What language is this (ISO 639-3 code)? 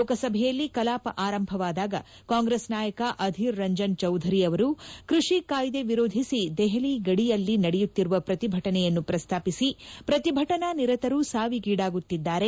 kan